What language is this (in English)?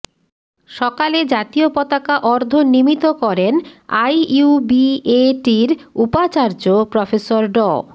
Bangla